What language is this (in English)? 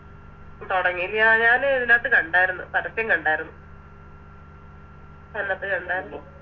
Malayalam